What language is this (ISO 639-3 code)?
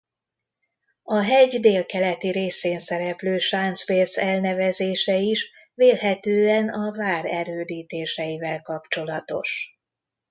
hun